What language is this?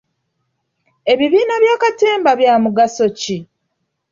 Ganda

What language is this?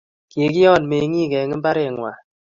Kalenjin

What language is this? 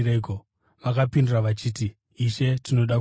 Shona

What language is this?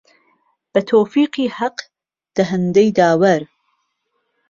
Central Kurdish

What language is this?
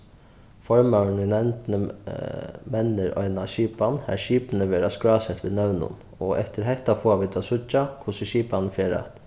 Faroese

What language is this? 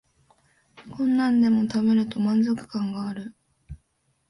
Japanese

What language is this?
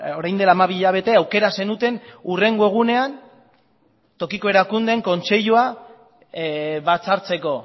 Basque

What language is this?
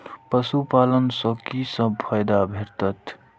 Maithili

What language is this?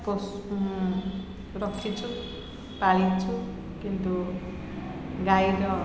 Odia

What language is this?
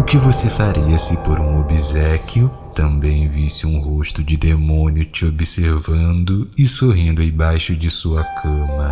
Portuguese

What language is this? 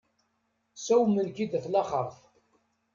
Kabyle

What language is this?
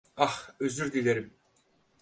Turkish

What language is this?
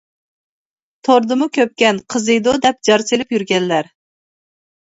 Uyghur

